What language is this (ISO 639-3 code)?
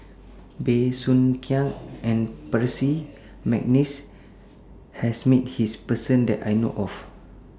eng